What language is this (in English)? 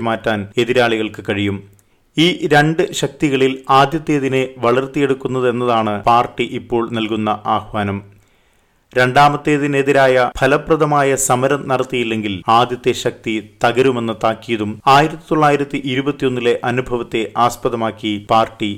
Malayalam